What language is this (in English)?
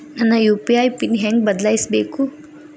Kannada